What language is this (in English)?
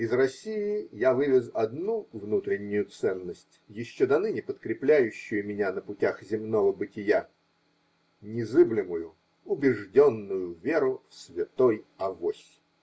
Russian